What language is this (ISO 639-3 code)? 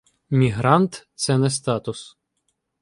ukr